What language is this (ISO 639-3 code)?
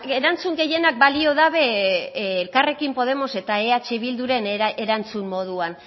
eus